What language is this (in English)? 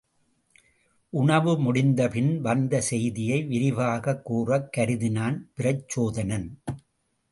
Tamil